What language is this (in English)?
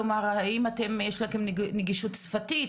Hebrew